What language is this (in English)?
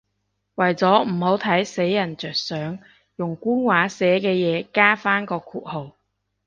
Cantonese